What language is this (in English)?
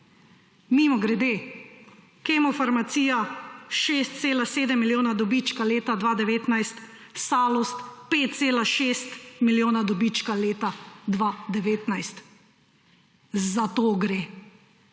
Slovenian